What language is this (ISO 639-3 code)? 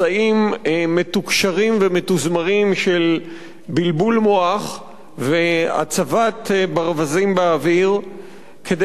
heb